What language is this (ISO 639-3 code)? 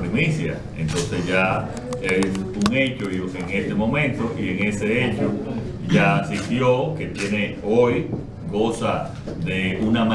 spa